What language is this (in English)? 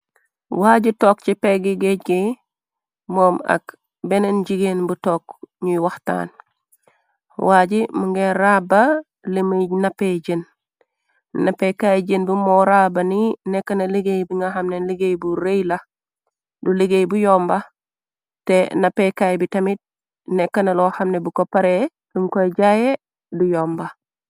Wolof